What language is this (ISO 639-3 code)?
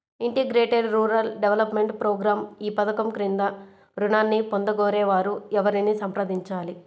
tel